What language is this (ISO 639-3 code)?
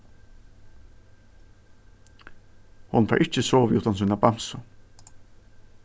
fao